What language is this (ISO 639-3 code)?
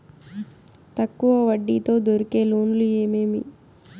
tel